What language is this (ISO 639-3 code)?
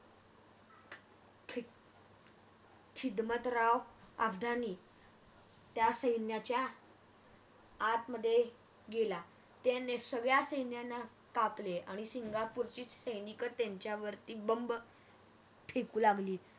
mar